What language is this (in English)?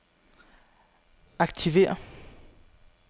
Danish